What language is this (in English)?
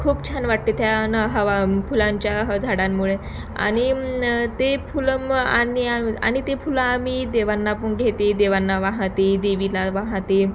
Marathi